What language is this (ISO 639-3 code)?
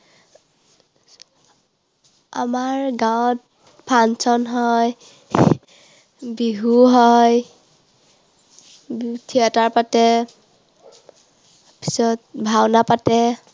asm